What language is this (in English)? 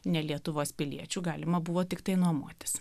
Lithuanian